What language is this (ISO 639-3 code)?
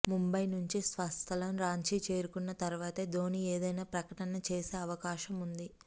tel